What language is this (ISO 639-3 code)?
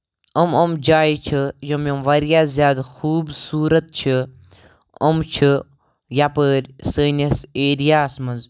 kas